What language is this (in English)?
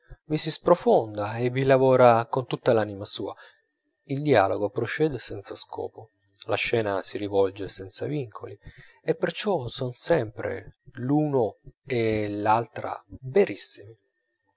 Italian